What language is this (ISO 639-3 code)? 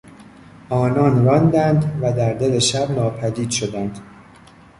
fas